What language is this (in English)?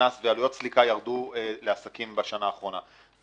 Hebrew